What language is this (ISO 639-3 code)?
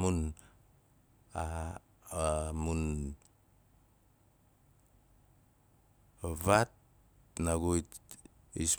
nal